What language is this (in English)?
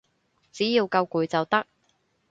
Cantonese